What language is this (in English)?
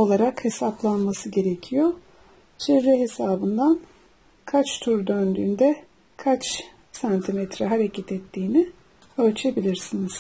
Turkish